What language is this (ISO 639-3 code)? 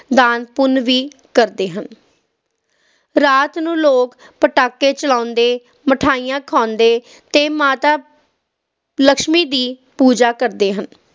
pan